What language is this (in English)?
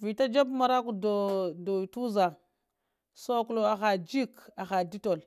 Lamang